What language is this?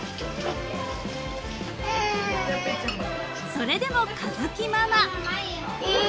Japanese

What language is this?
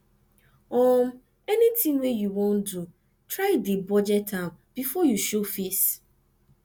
Nigerian Pidgin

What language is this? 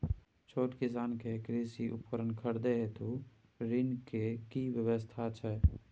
Maithili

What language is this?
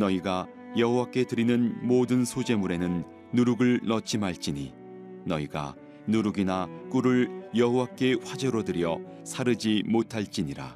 Korean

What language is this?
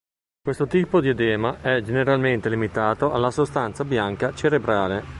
Italian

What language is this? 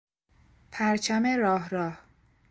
Persian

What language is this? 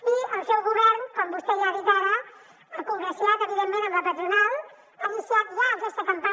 Catalan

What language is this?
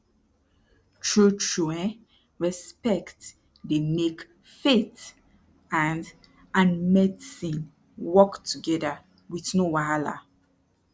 Nigerian Pidgin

